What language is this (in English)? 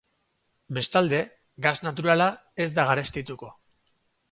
Basque